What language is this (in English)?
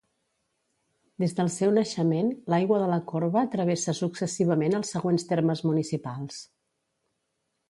Catalan